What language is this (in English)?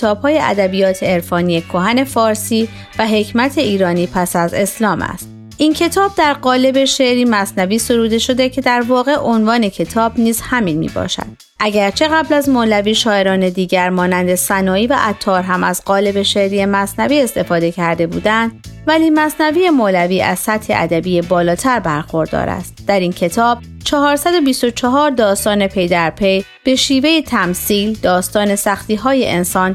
Persian